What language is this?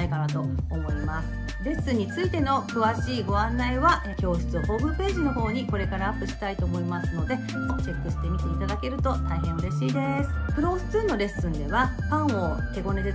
Japanese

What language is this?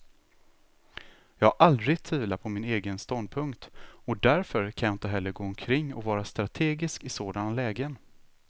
Swedish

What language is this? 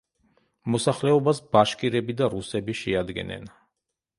Georgian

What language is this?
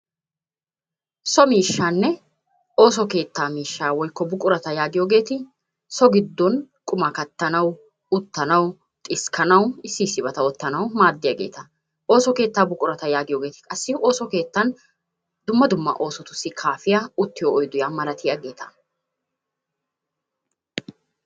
Wolaytta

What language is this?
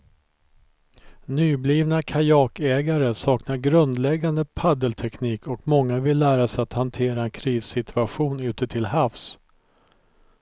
Swedish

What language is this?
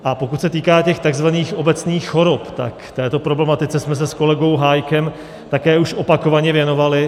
Czech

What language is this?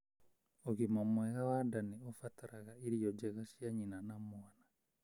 Kikuyu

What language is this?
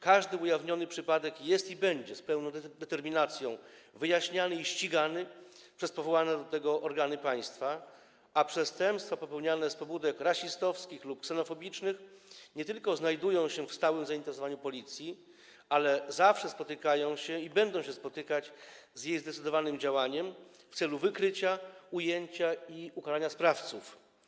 Polish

